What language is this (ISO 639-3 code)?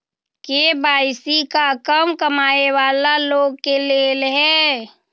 mag